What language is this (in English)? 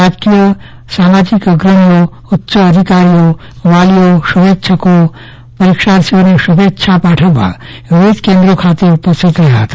Gujarati